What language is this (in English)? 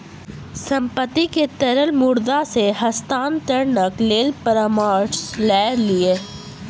Maithili